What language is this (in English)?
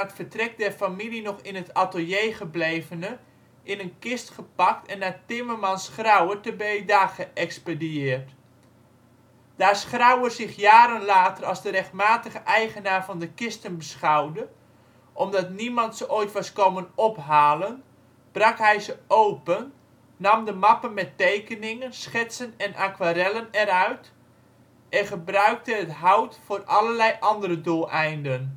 Dutch